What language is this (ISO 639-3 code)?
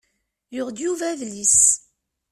kab